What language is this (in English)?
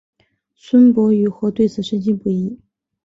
Chinese